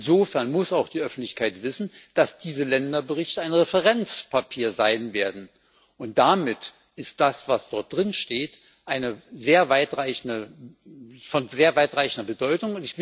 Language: German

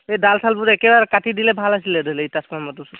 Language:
Assamese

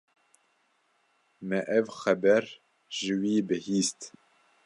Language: Kurdish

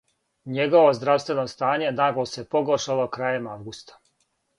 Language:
Serbian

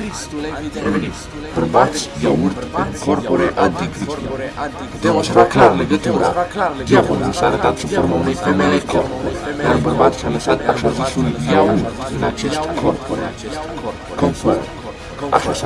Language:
Romanian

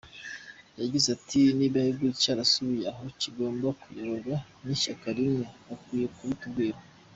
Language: Kinyarwanda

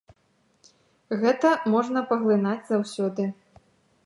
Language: Belarusian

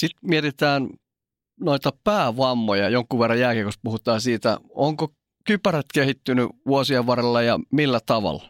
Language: Finnish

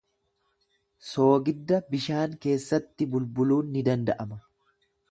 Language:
Oromo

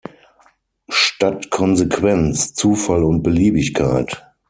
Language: German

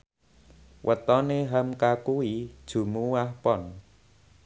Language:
Javanese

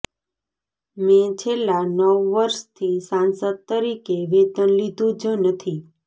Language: Gujarati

